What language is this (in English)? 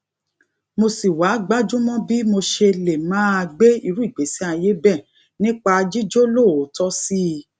Yoruba